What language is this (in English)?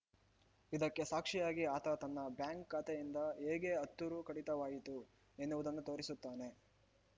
Kannada